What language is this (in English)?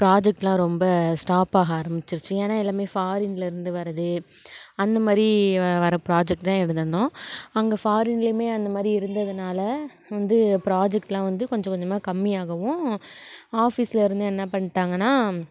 Tamil